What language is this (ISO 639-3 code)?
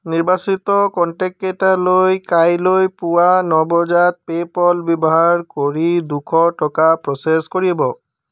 asm